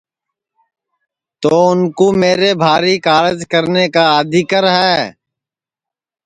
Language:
Sansi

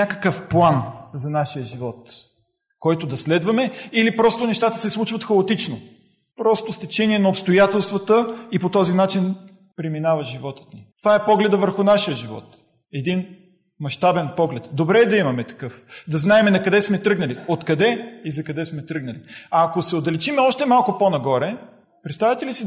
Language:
Bulgarian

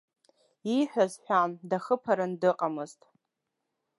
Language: Abkhazian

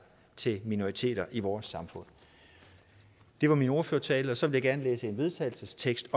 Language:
Danish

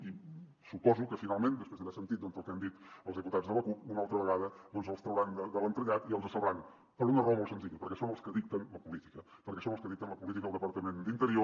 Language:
Catalan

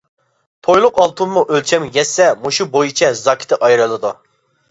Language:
Uyghur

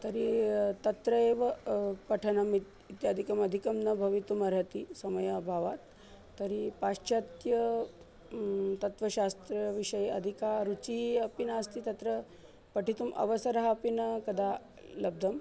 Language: Sanskrit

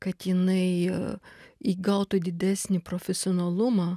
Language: Lithuanian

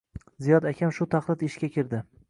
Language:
Uzbek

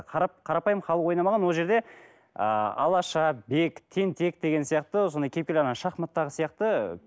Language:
Kazakh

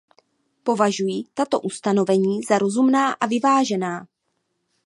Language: Czech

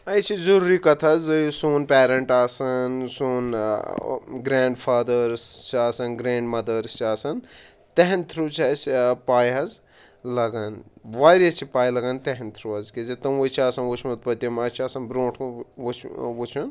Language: Kashmiri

